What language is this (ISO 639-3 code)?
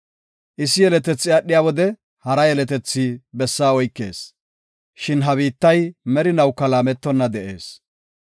gof